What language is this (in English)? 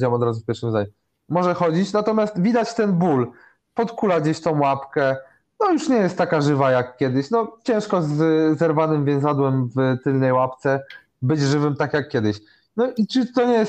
Polish